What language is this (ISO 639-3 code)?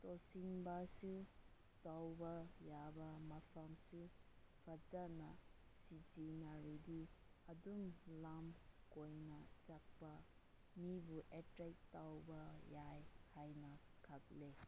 mni